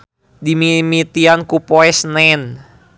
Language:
Sundanese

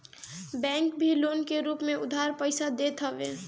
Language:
Bhojpuri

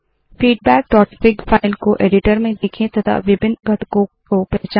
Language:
Hindi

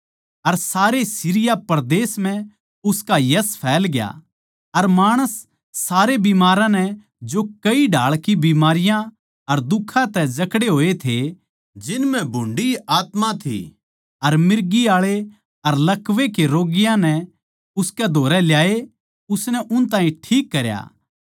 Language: Haryanvi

